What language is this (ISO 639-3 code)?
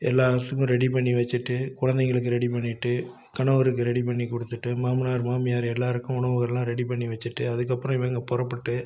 tam